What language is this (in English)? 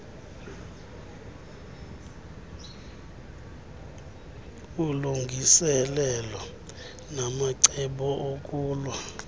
Xhosa